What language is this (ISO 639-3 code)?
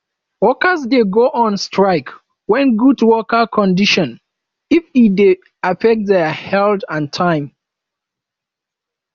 pcm